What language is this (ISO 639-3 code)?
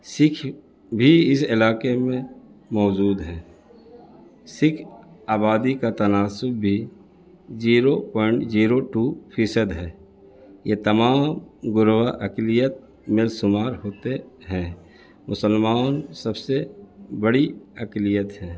urd